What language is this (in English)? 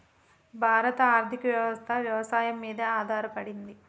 Telugu